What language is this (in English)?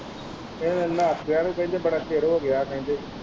Punjabi